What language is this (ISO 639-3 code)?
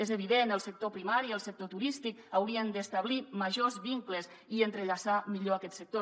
cat